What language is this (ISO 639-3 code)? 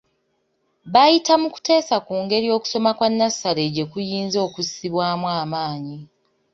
lug